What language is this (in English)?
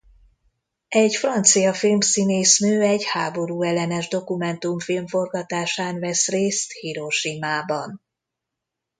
Hungarian